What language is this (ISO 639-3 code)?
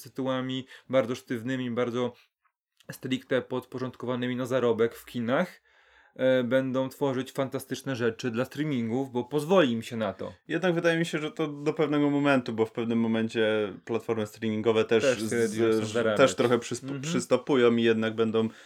pol